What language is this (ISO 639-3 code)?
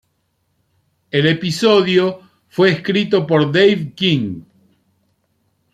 spa